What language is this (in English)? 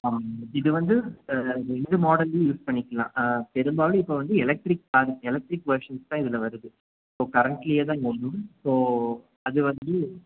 Tamil